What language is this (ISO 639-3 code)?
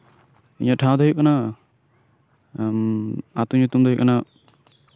sat